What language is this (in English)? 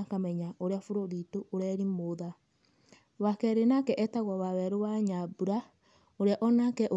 Kikuyu